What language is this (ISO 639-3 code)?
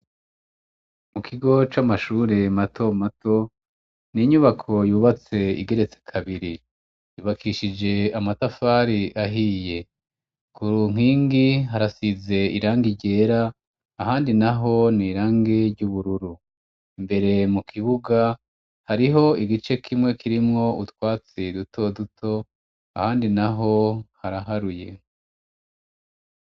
run